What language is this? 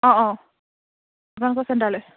Assamese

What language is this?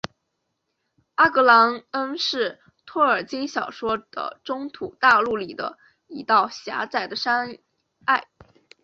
Chinese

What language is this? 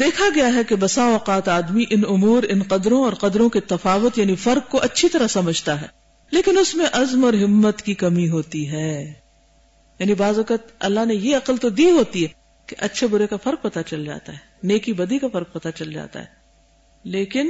Urdu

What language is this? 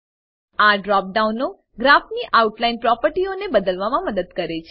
Gujarati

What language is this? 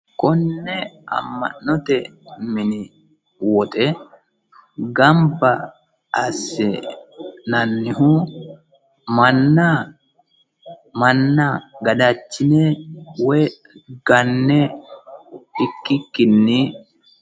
Sidamo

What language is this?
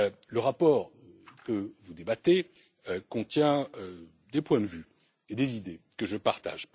French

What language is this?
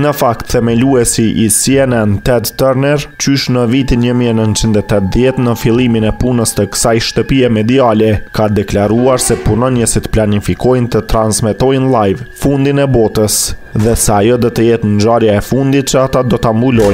Romanian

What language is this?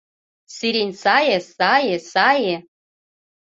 Mari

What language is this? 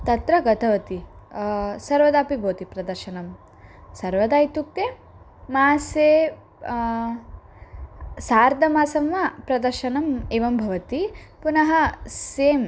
Sanskrit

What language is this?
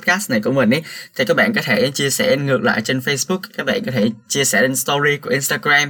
Vietnamese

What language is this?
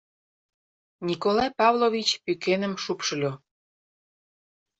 Mari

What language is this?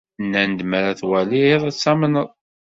Kabyle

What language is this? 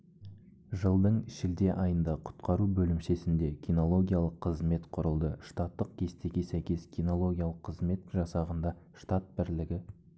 Kazakh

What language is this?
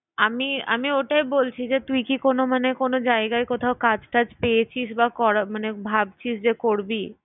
Bangla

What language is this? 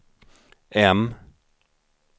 Swedish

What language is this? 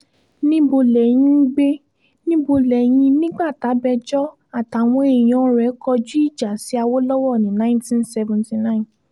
Yoruba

